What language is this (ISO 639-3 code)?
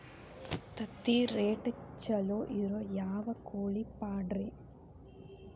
kan